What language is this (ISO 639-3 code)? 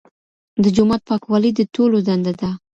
pus